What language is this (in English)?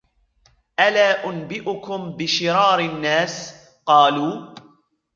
Arabic